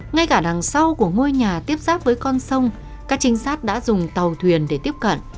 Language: Vietnamese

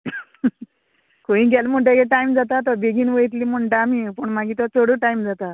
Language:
Konkani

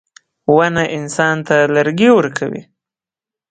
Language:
Pashto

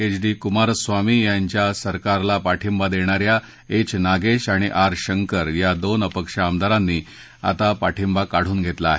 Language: Marathi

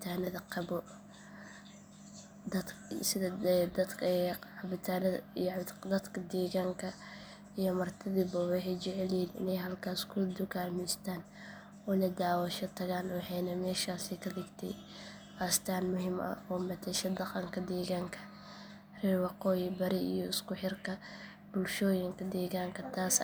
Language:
Somali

